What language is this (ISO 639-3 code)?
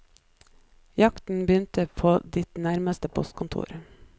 nor